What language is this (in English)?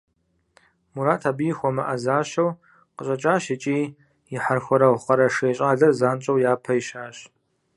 Kabardian